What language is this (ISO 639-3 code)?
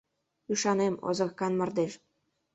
chm